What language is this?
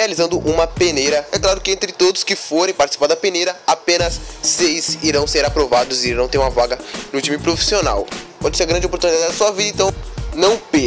Portuguese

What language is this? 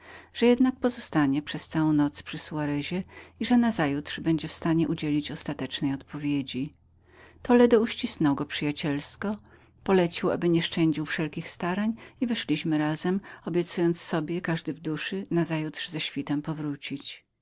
Polish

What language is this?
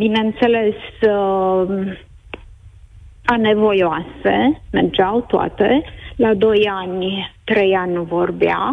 Romanian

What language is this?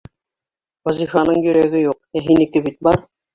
Bashkir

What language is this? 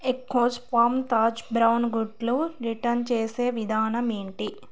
Telugu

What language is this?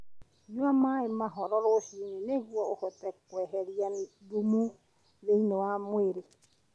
Kikuyu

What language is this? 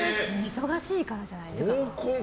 Japanese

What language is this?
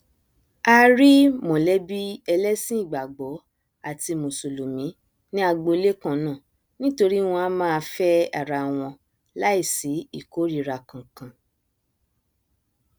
Yoruba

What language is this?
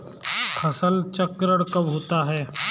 Hindi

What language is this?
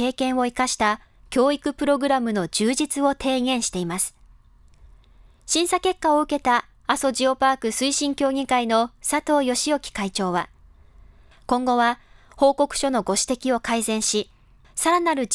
Japanese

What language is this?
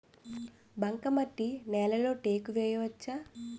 Telugu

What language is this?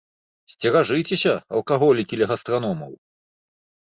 Belarusian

